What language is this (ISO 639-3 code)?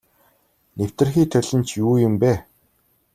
mon